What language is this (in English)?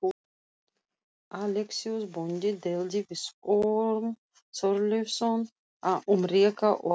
Icelandic